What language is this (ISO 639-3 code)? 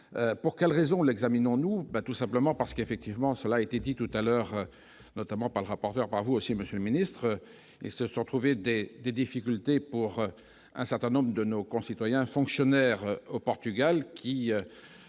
fra